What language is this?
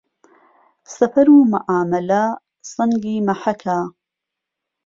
Central Kurdish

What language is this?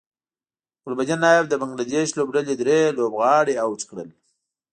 Pashto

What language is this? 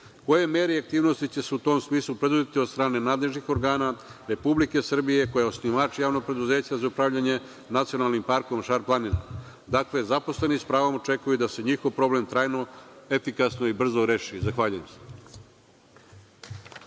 Serbian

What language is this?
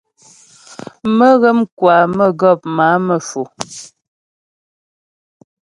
Ghomala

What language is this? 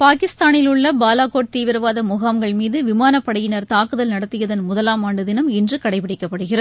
Tamil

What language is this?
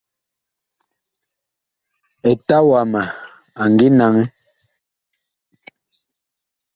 Bakoko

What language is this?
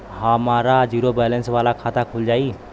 Bhojpuri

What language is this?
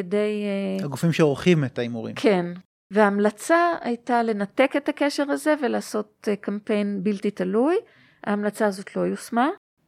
Hebrew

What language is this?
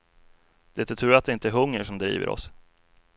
Swedish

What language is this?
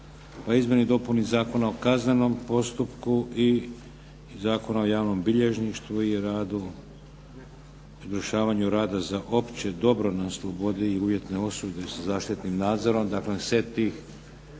Croatian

